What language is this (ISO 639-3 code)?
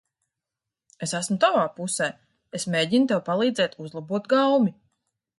lav